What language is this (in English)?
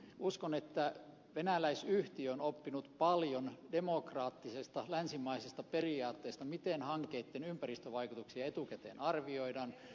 Finnish